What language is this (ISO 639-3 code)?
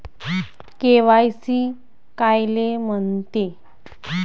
mar